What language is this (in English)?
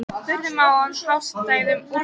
Icelandic